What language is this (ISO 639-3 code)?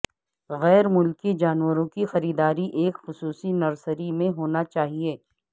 urd